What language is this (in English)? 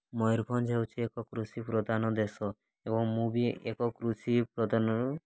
Odia